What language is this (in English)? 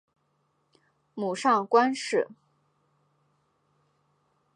Chinese